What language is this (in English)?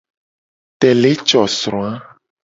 Gen